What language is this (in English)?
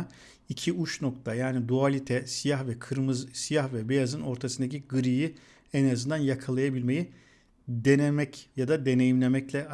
Turkish